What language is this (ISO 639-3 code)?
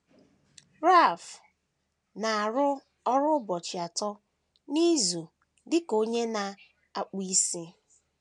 ibo